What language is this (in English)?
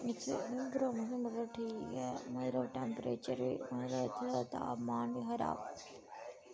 Dogri